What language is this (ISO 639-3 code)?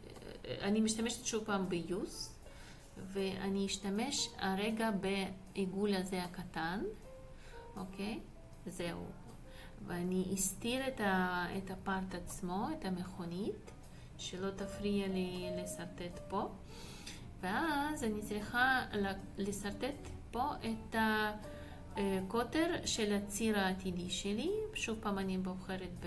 heb